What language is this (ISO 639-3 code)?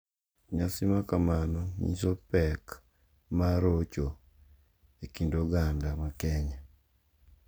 luo